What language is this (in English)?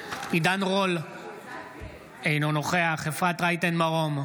Hebrew